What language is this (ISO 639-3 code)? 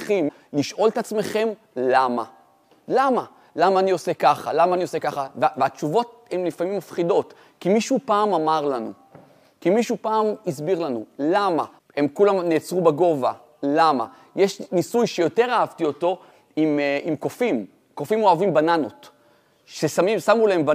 heb